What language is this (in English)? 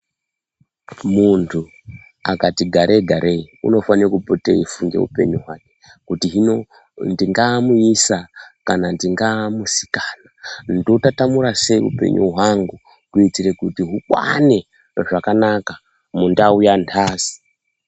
Ndau